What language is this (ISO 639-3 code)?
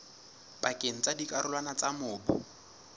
sot